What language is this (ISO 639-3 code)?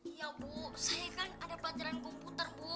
ind